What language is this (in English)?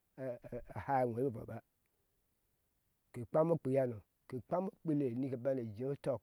Ashe